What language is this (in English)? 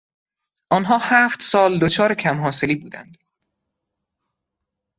Persian